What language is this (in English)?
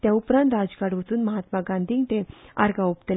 Konkani